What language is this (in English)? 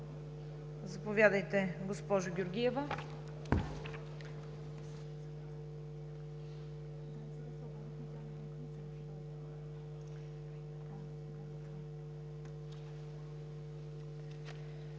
Bulgarian